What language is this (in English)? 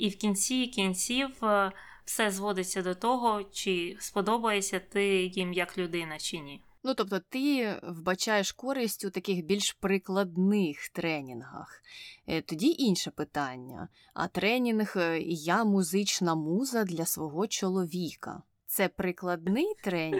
Ukrainian